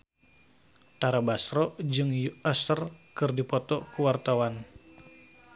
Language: Sundanese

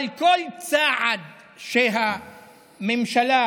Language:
Hebrew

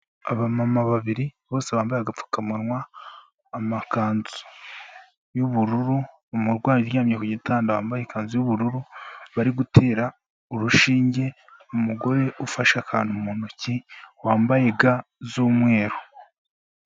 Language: Kinyarwanda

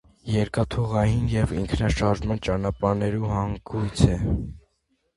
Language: Armenian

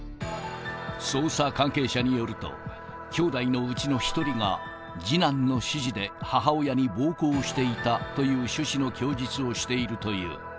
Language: Japanese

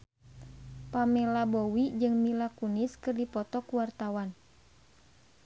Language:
Sundanese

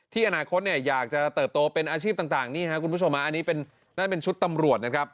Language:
Thai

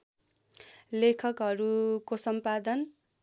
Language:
Nepali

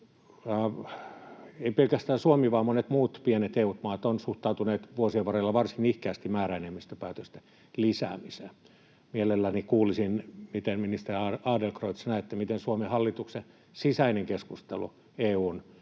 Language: Finnish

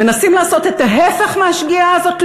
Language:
Hebrew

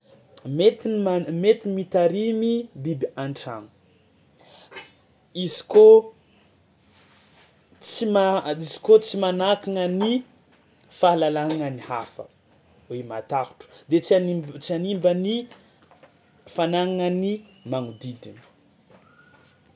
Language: Tsimihety Malagasy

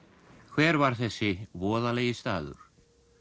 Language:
Icelandic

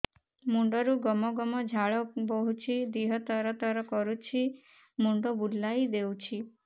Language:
Odia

